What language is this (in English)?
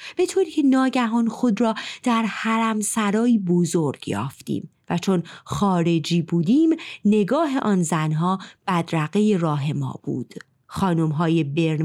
Persian